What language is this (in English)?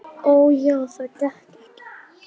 Icelandic